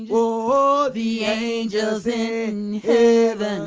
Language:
English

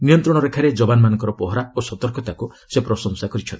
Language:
Odia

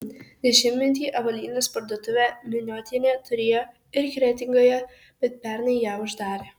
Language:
Lithuanian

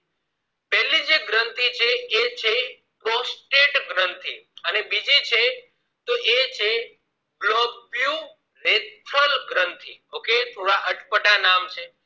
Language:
Gujarati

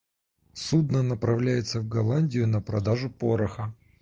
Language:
Russian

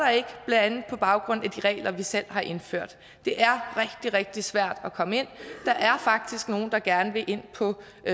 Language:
Danish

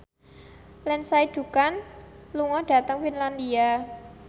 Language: Javanese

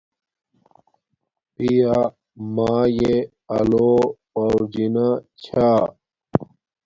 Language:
Domaaki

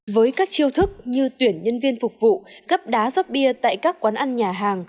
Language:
Vietnamese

